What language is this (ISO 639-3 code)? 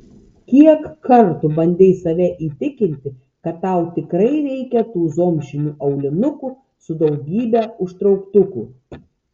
lit